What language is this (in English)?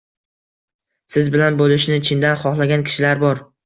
Uzbek